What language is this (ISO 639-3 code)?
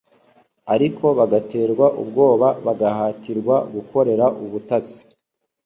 kin